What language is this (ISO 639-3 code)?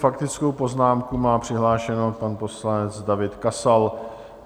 ces